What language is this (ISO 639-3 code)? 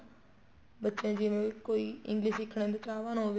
pan